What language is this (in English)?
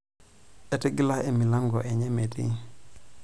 Masai